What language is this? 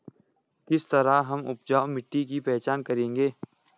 Hindi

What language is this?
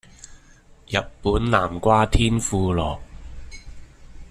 Cantonese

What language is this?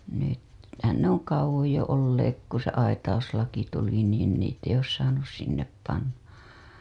Finnish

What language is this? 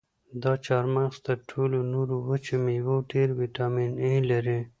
Pashto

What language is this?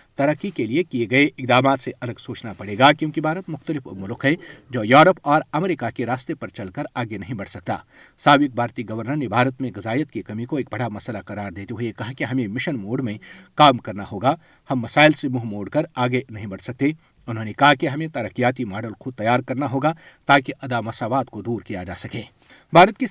Urdu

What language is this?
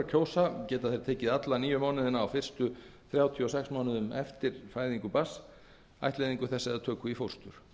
Icelandic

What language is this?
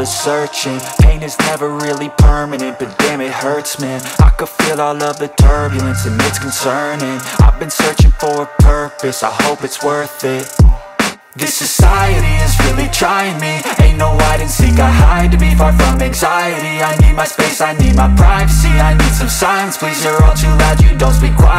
English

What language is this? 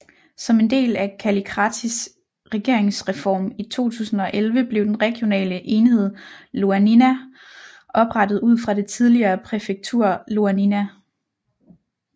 Danish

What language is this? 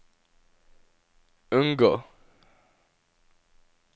Norwegian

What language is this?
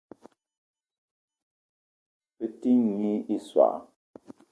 Eton (Cameroon)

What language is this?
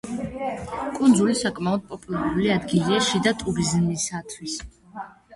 Georgian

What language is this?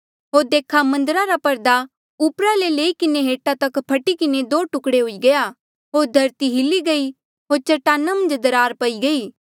Mandeali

